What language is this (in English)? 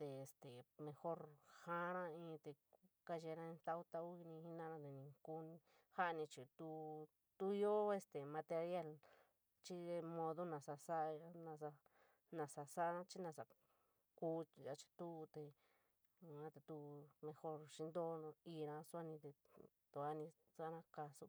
San Miguel El Grande Mixtec